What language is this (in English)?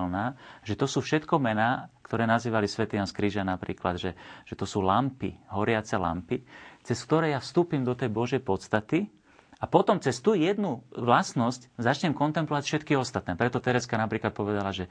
Slovak